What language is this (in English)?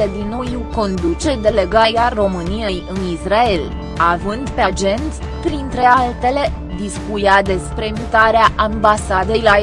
Romanian